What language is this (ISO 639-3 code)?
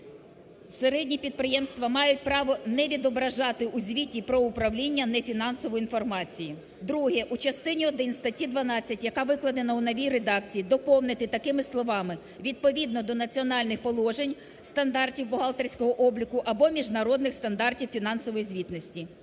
ukr